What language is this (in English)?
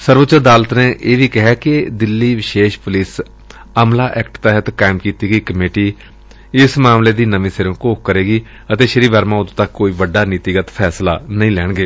Punjabi